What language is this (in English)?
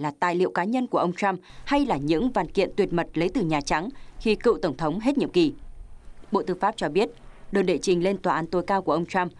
Vietnamese